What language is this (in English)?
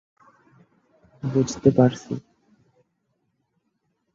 Bangla